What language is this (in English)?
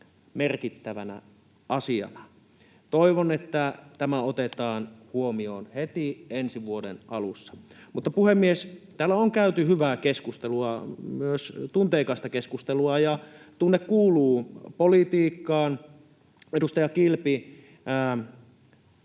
Finnish